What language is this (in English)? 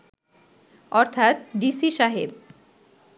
Bangla